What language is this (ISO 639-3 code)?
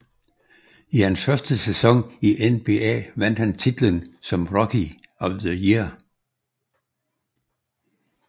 dan